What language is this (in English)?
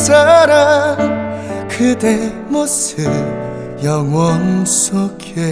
Korean